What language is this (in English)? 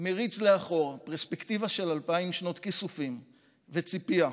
Hebrew